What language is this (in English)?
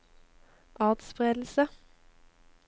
Norwegian